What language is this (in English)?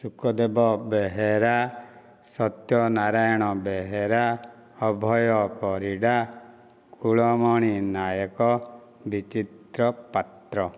Odia